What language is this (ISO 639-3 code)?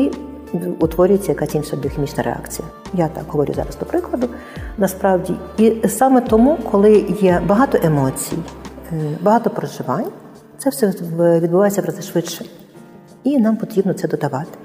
ukr